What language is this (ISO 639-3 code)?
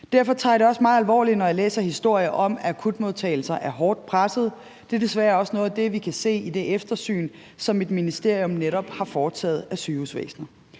dan